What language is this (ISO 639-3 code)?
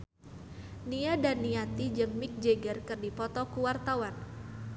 sun